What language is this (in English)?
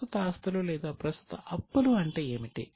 Telugu